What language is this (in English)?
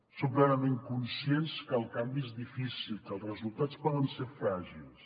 Catalan